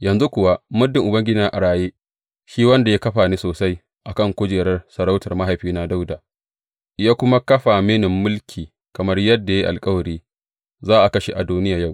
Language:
Hausa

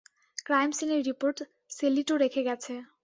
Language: Bangla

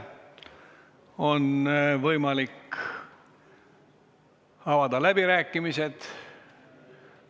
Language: Estonian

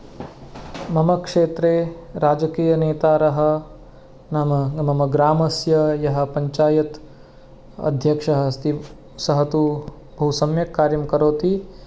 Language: Sanskrit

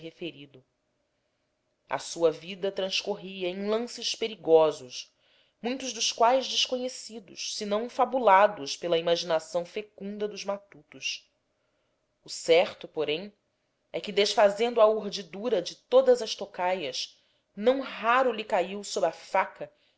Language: Portuguese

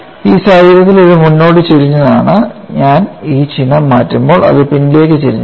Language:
Malayalam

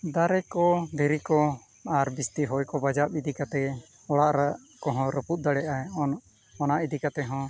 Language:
Santali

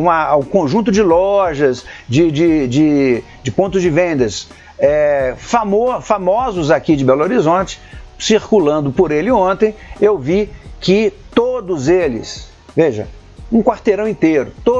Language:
Portuguese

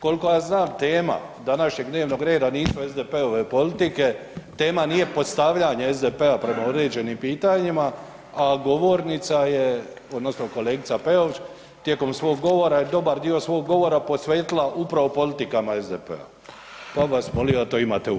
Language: Croatian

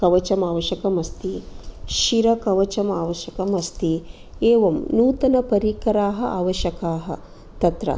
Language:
Sanskrit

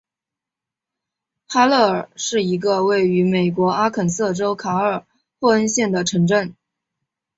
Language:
Chinese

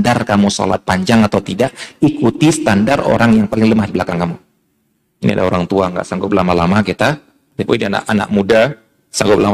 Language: Indonesian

